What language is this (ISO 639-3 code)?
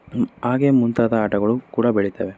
kan